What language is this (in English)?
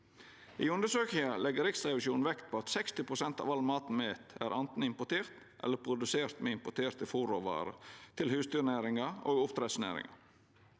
Norwegian